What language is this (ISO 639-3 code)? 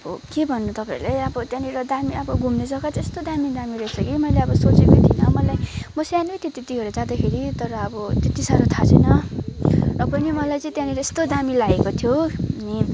nep